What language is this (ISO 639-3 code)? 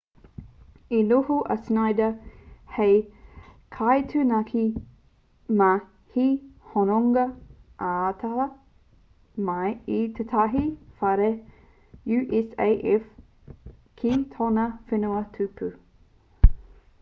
mri